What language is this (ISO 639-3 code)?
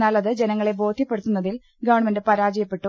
mal